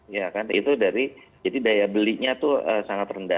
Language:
Indonesian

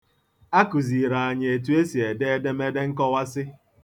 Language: Igbo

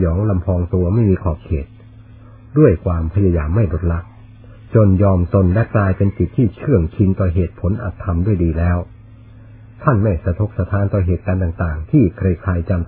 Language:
Thai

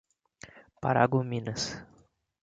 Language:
Portuguese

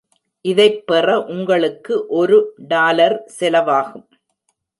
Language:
Tamil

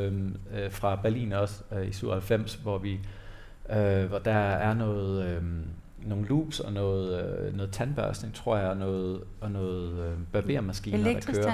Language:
Danish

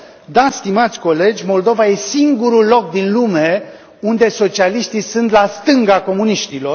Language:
Romanian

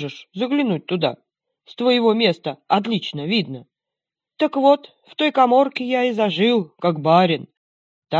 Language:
Russian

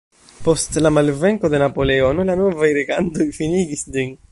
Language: Esperanto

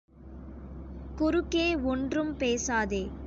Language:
Tamil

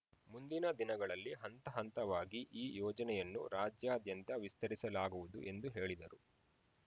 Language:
Kannada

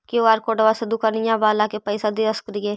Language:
Magahi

